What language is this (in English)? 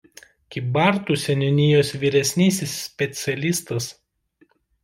Lithuanian